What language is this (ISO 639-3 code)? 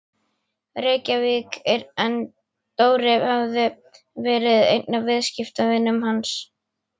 isl